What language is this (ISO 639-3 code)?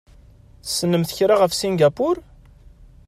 kab